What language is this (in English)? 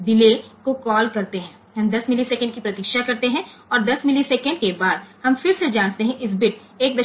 Gujarati